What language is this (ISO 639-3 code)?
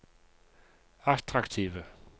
nor